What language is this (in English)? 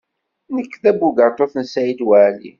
Kabyle